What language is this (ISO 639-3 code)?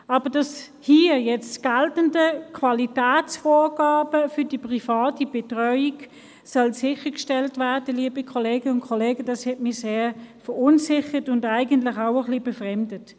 gsw